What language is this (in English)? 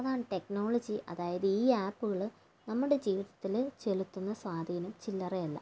Malayalam